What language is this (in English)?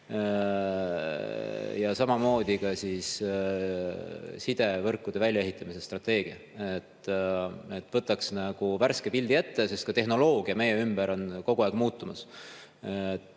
Estonian